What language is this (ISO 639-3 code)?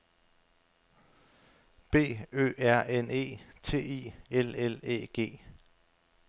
dan